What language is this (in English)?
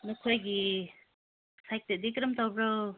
Manipuri